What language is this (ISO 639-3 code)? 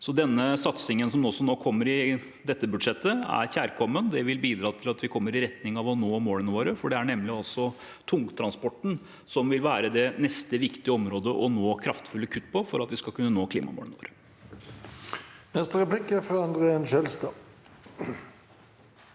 nor